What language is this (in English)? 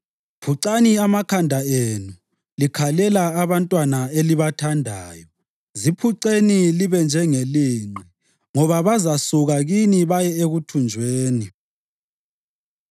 North Ndebele